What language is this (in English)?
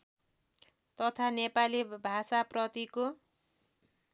Nepali